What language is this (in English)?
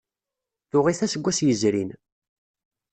Kabyle